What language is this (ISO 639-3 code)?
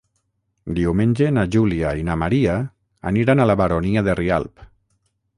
cat